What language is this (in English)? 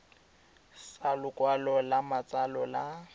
Tswana